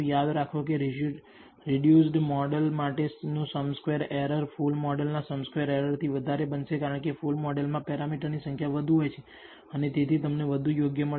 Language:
Gujarati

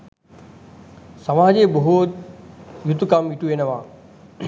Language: Sinhala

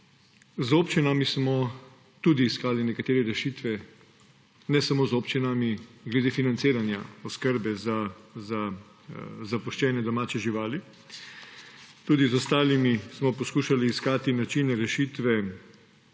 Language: Slovenian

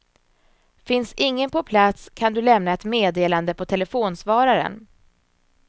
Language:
Swedish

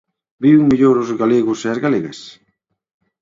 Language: Galician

